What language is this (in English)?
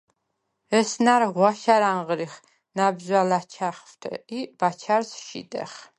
Svan